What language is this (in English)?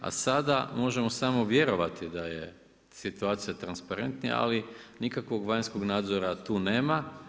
Croatian